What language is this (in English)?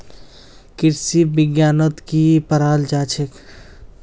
Magahi